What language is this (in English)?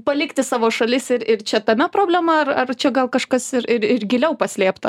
Lithuanian